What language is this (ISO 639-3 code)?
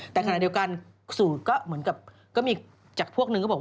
tha